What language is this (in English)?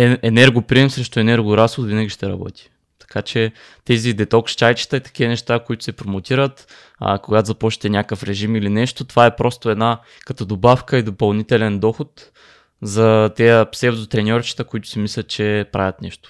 Bulgarian